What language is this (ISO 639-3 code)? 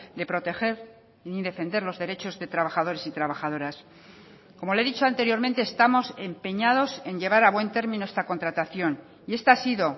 spa